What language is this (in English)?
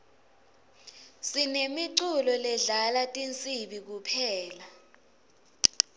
Swati